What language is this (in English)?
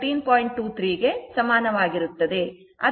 Kannada